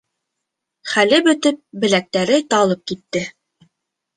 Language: Bashkir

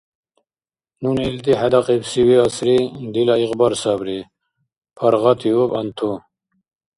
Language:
Dargwa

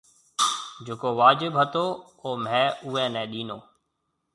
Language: Marwari (Pakistan)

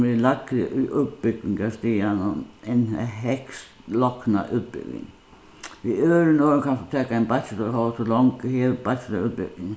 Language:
Faroese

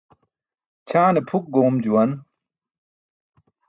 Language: Burushaski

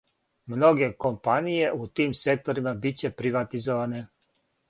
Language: Serbian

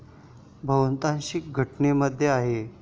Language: Marathi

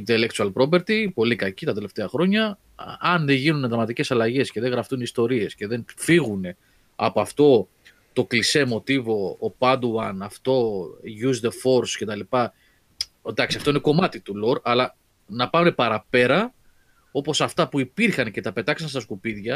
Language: Greek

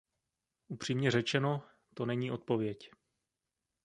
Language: Czech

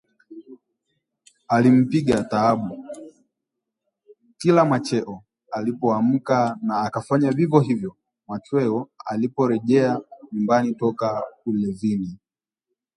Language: Swahili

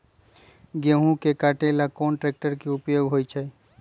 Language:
Magahi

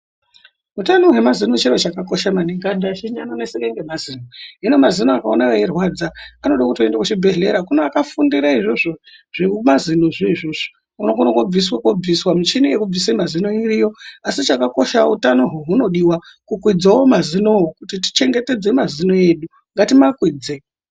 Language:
Ndau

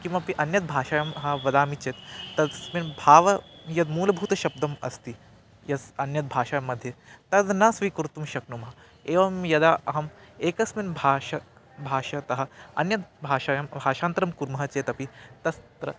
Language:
Sanskrit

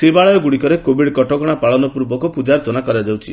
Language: Odia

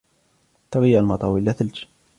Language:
Arabic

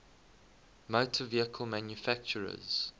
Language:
English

